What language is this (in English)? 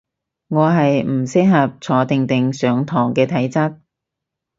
Cantonese